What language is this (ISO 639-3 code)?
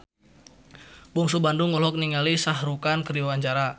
sun